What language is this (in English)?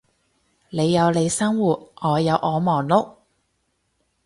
Cantonese